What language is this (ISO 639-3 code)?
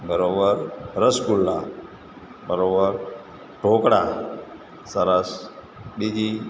guj